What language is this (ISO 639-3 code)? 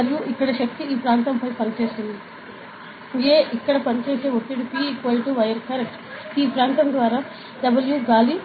tel